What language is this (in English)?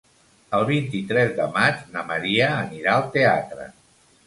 Catalan